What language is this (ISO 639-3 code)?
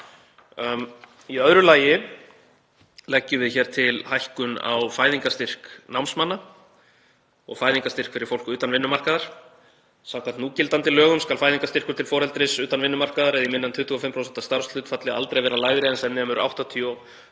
isl